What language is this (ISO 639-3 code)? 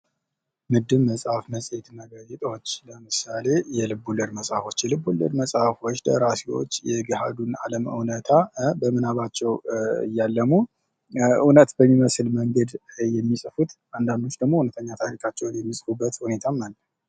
amh